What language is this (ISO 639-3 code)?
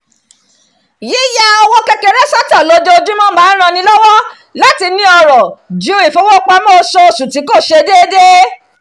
yor